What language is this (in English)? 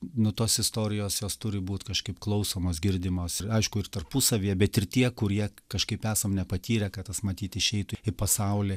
Lithuanian